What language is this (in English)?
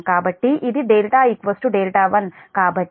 Telugu